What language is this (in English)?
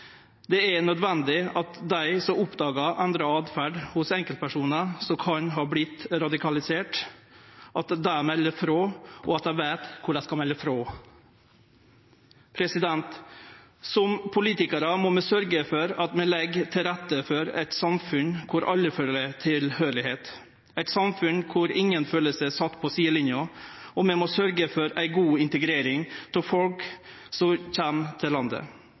Norwegian Nynorsk